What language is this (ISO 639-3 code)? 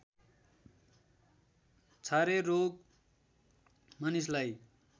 nep